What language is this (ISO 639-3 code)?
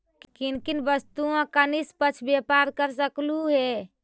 mag